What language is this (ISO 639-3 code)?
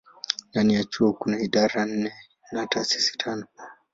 swa